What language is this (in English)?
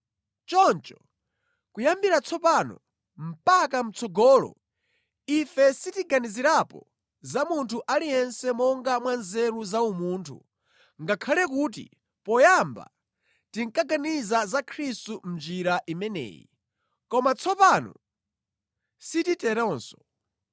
Nyanja